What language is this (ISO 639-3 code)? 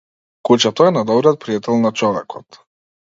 mkd